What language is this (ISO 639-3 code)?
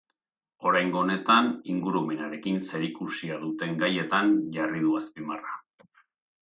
eus